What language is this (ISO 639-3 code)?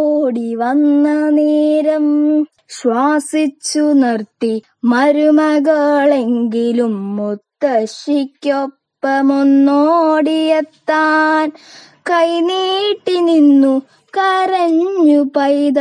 mal